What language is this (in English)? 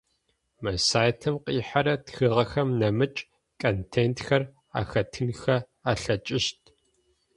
Adyghe